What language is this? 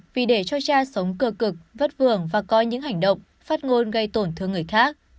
Vietnamese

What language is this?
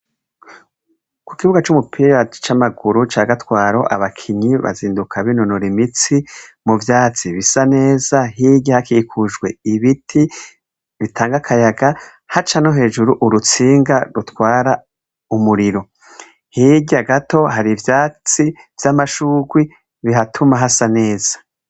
Rundi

